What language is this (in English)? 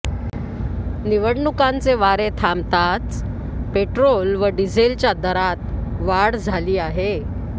Marathi